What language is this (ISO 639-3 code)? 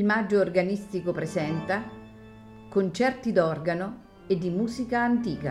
ita